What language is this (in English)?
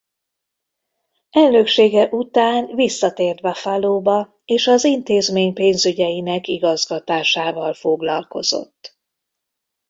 Hungarian